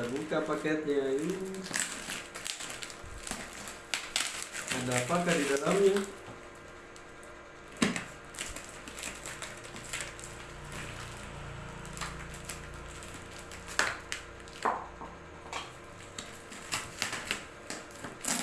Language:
Indonesian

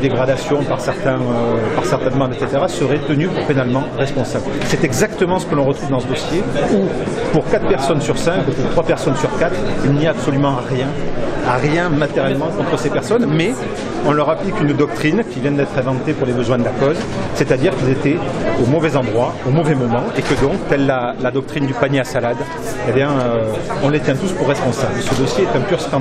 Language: French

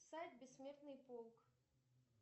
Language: Russian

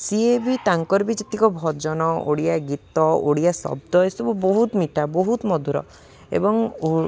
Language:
Odia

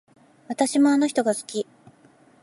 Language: Japanese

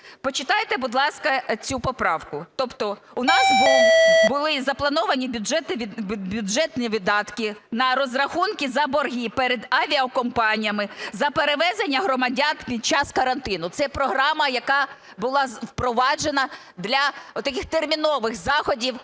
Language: Ukrainian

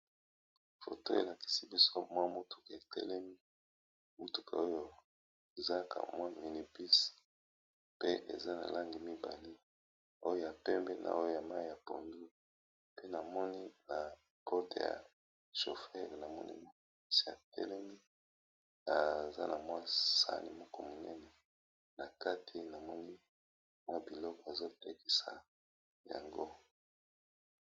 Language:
Lingala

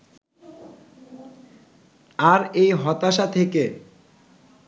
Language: Bangla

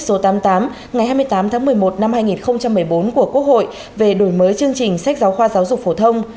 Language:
Vietnamese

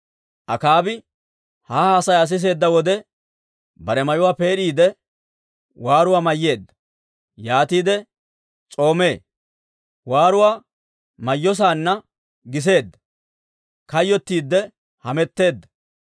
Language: Dawro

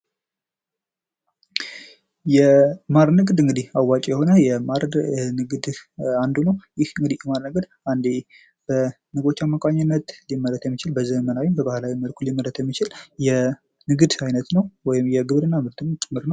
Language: Amharic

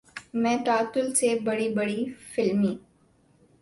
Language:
Urdu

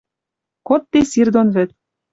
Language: Western Mari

